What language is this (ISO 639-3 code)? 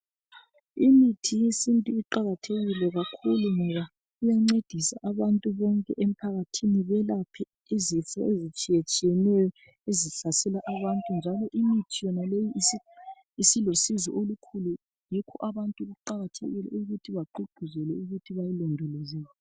nde